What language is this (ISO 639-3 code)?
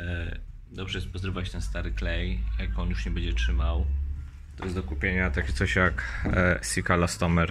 pol